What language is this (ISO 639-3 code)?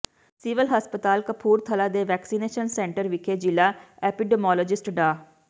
pan